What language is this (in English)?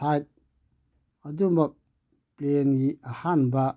Manipuri